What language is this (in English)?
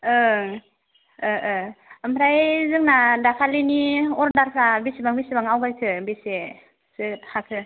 Bodo